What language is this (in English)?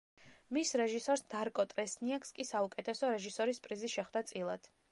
Georgian